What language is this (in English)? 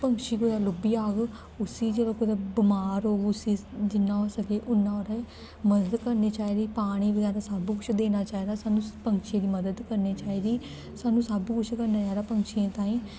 Dogri